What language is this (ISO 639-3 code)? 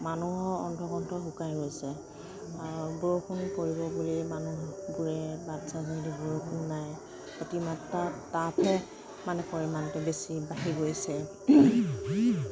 asm